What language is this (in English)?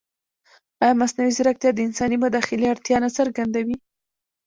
Pashto